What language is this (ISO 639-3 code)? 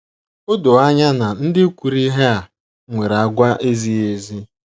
ibo